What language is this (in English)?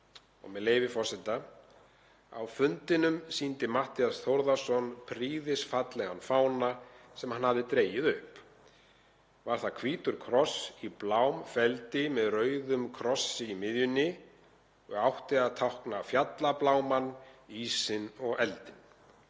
Icelandic